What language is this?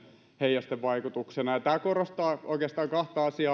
Finnish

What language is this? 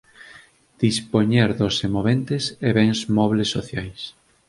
Galician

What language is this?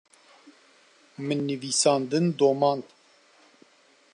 Kurdish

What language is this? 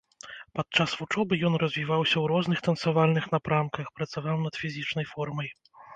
Belarusian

